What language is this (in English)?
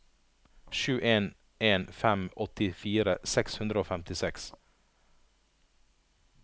Norwegian